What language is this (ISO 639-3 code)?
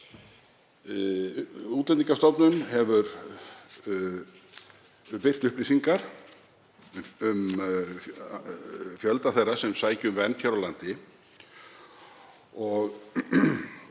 isl